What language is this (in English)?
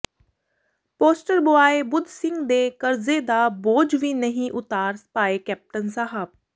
Punjabi